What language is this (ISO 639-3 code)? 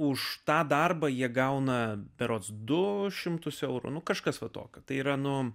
lit